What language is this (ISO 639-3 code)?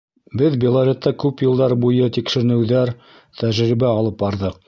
bak